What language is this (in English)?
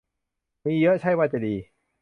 Thai